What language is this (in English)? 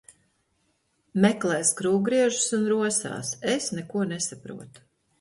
Latvian